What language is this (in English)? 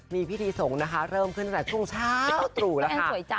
Thai